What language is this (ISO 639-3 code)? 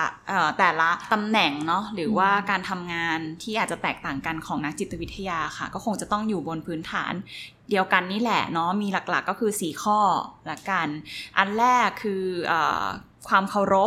tha